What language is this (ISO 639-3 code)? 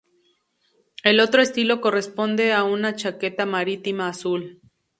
spa